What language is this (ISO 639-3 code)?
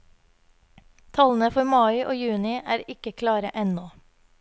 nor